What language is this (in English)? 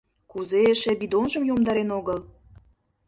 Mari